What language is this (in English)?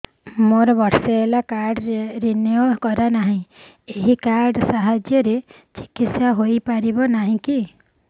Odia